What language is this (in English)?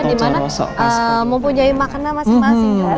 Indonesian